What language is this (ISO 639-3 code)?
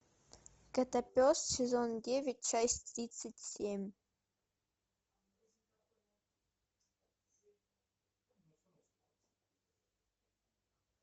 rus